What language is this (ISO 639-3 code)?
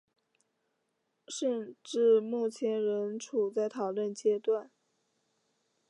zho